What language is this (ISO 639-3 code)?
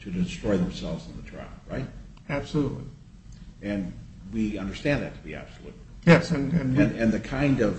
eng